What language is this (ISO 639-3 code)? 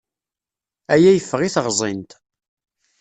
kab